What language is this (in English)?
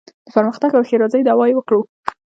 Pashto